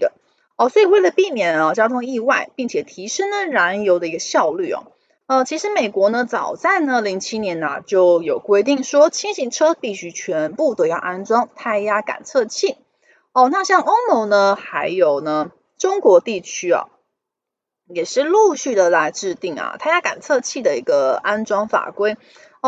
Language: Chinese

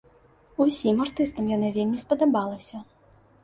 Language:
Belarusian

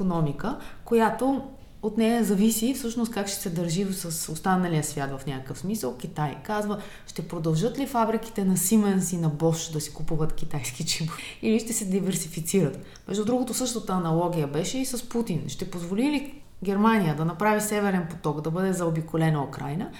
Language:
Bulgarian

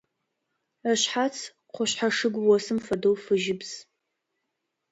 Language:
Adyghe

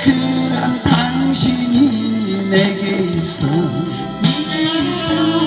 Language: Korean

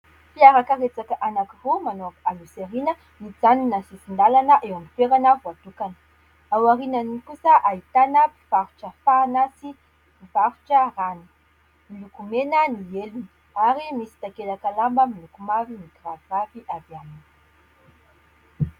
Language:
Malagasy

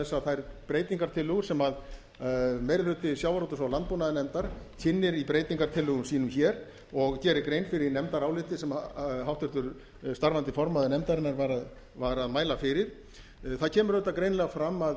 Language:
Icelandic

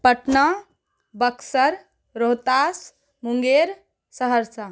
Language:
Maithili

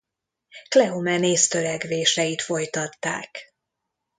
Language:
Hungarian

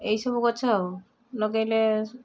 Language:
Odia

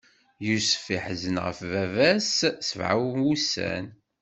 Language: Kabyle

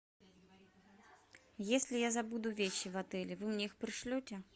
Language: Russian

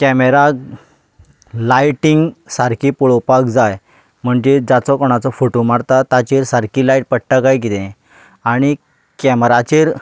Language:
Konkani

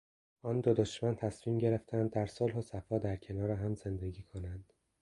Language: Persian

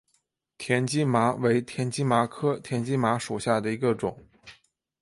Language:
Chinese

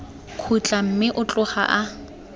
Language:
Tswana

